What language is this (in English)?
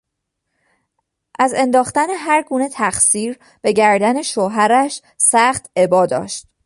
Persian